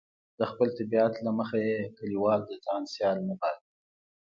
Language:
Pashto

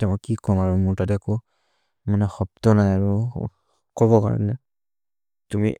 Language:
Maria (India)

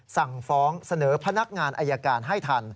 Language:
Thai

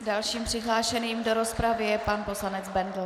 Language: Czech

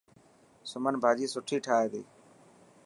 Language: Dhatki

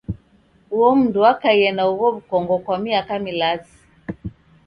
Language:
Taita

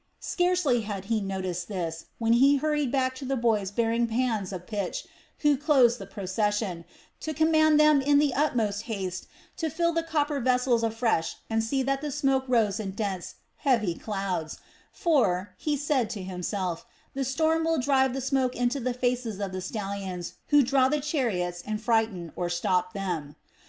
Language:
English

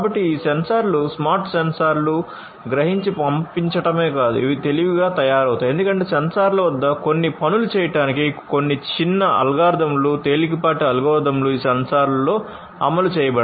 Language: Telugu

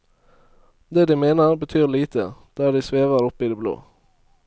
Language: Norwegian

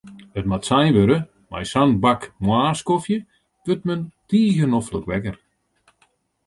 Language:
Western Frisian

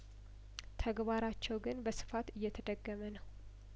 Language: Amharic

